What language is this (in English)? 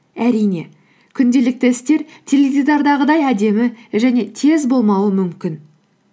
Kazakh